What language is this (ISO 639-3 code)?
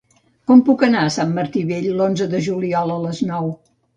cat